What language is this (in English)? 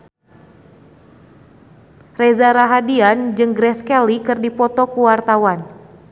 Sundanese